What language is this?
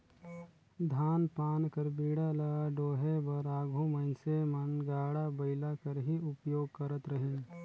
Chhattisgarhi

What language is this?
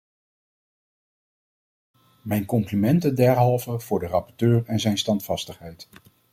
Dutch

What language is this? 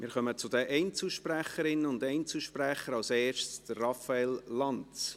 Swiss German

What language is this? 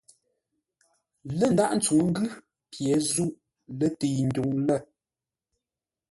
Ngombale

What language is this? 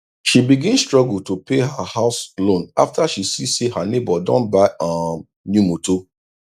Nigerian Pidgin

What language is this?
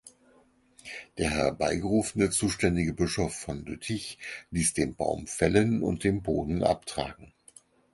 German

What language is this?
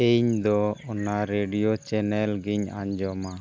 Santali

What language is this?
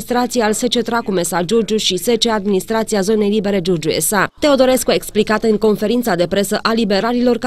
Romanian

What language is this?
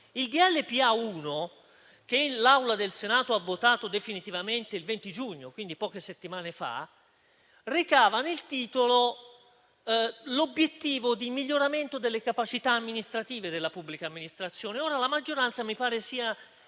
Italian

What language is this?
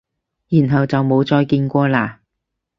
Cantonese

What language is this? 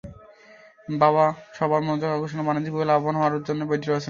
Bangla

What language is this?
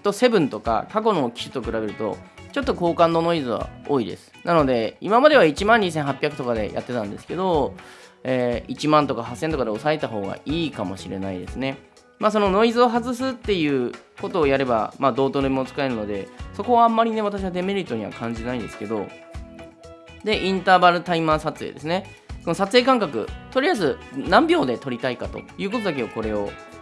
Japanese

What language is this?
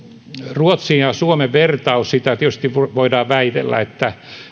Finnish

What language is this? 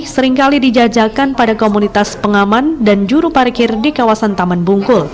Indonesian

